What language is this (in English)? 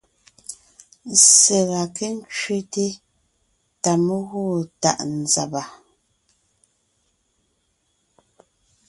Ngiemboon